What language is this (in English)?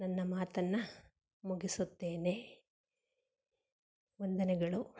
Kannada